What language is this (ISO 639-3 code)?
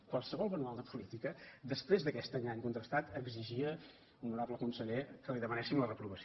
cat